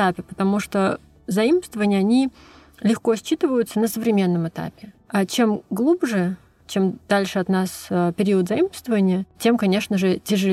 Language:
Russian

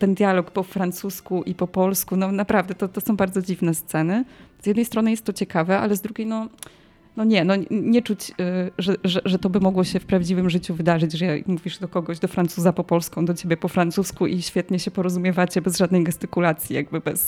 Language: Polish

